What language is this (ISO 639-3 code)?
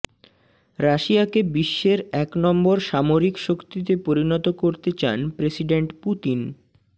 ben